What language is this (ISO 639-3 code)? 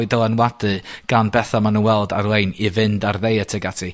cym